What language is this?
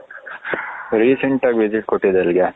Kannada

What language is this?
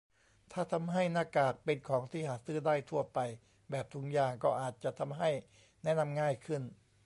Thai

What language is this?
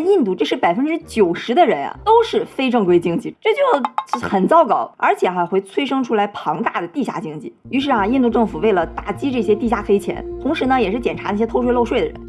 Chinese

